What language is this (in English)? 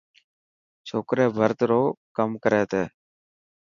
Dhatki